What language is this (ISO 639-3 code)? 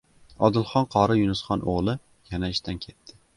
uzb